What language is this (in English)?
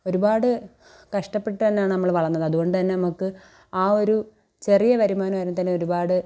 Malayalam